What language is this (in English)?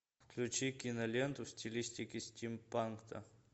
Russian